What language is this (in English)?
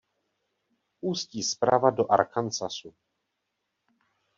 Czech